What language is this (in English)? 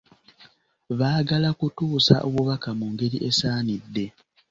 Ganda